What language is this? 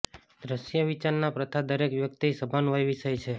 Gujarati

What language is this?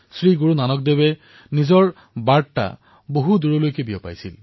Assamese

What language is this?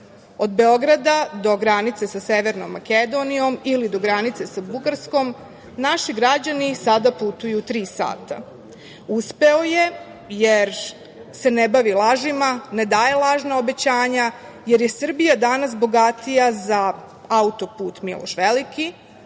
Serbian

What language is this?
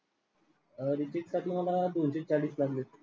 Marathi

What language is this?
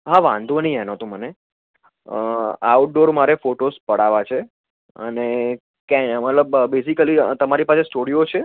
Gujarati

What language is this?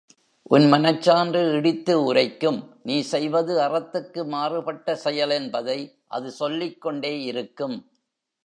Tamil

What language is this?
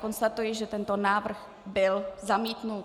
Czech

